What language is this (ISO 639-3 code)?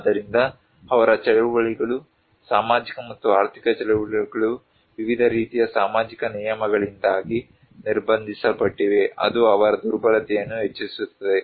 kan